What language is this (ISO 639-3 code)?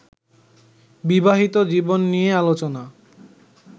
ben